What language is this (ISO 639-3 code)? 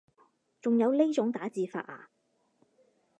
yue